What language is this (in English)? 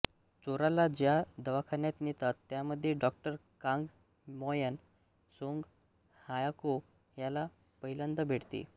Marathi